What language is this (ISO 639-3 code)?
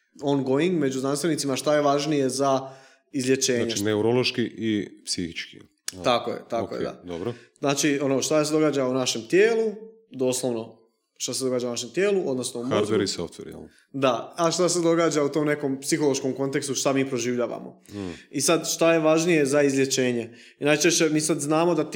hrv